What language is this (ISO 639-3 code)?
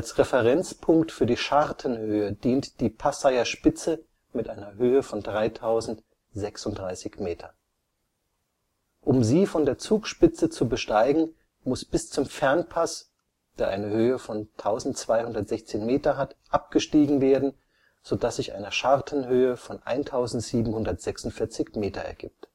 deu